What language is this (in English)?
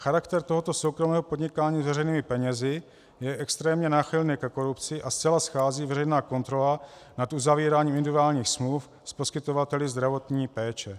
Czech